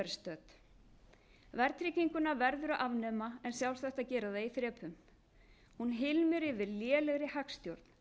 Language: Icelandic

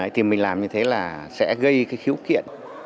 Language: Vietnamese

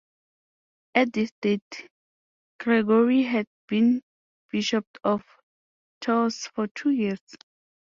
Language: English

